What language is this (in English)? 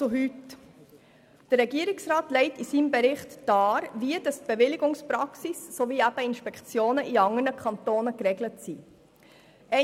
Swiss German